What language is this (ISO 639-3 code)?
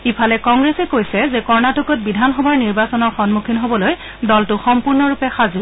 asm